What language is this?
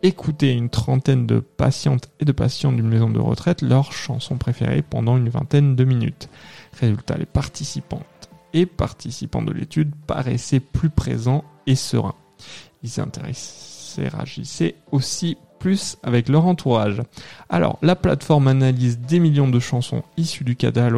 French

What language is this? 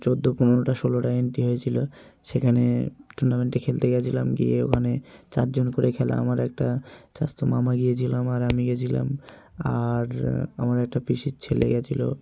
Bangla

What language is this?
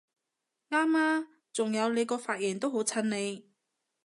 Cantonese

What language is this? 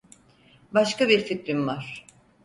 Turkish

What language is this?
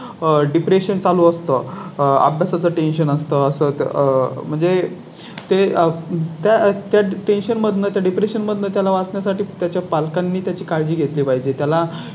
Marathi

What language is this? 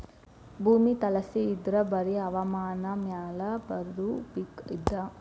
Kannada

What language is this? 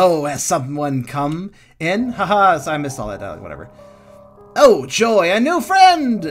English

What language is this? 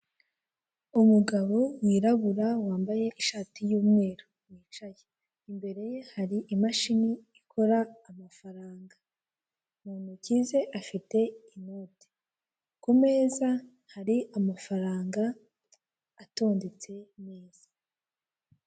Kinyarwanda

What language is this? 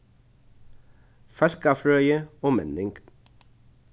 Faroese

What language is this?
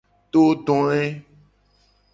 Gen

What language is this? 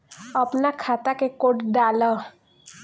Bhojpuri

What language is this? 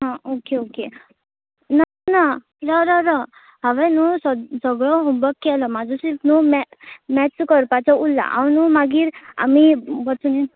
Konkani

